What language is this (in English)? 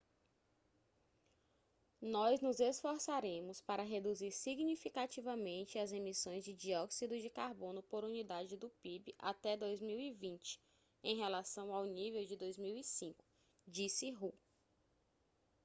Portuguese